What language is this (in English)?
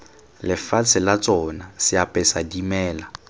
Tswana